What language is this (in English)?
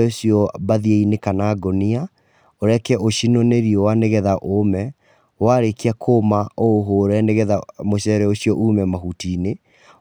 Kikuyu